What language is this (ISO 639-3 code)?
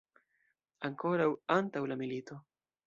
epo